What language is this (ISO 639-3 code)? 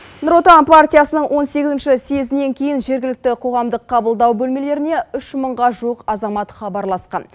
kaz